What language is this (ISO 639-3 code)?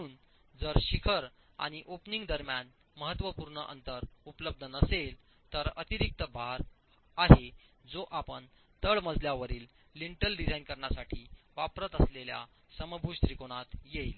mar